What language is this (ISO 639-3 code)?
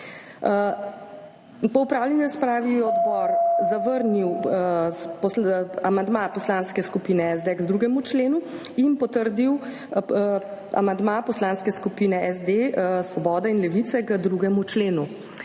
slv